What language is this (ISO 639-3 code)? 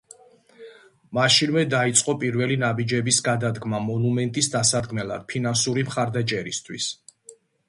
kat